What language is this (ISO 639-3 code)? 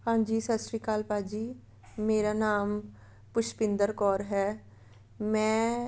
pan